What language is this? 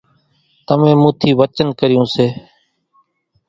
Kachi Koli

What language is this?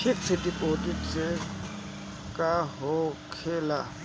Bhojpuri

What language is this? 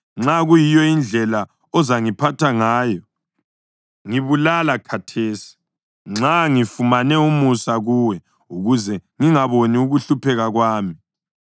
North Ndebele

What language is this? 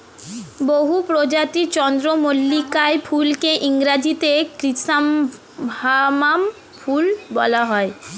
Bangla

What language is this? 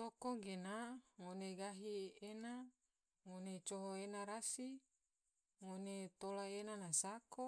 Tidore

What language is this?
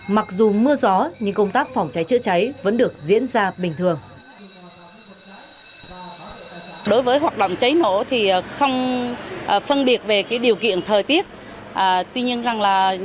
Vietnamese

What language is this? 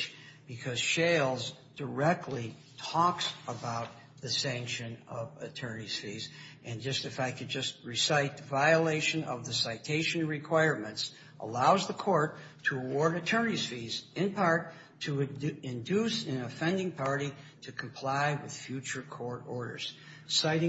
English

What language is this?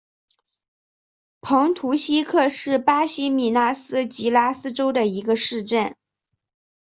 Chinese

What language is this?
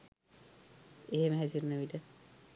Sinhala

